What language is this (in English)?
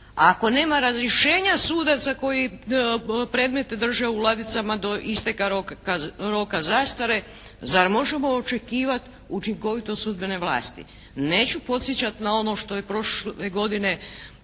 Croatian